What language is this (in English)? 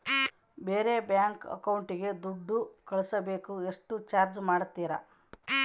Kannada